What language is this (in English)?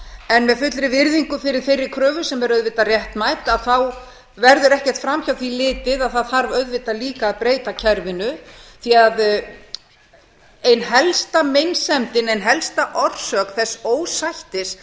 Icelandic